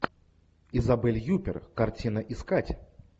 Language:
Russian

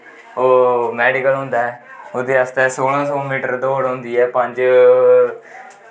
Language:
Dogri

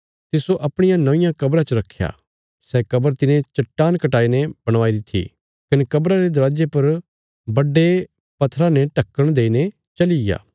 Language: Bilaspuri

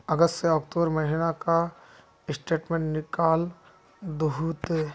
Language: Magahi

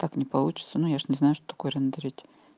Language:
Russian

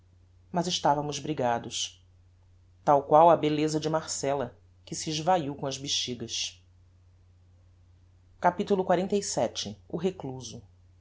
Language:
Portuguese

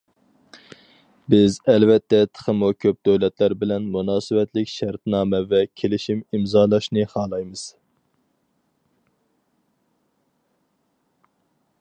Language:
Uyghur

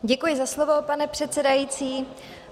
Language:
Czech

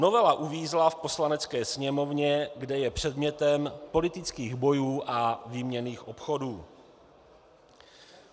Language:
Czech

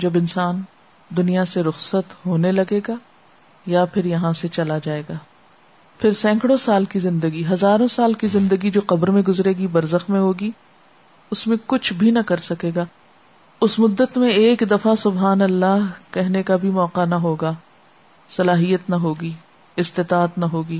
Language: Urdu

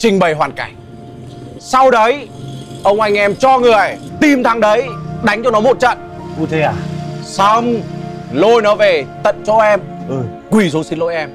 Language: Vietnamese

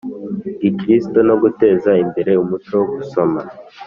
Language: Kinyarwanda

